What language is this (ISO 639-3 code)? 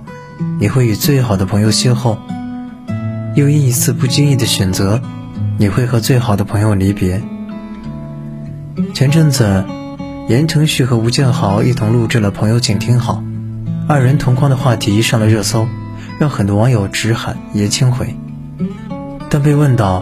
zho